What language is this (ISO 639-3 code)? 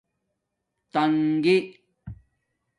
dmk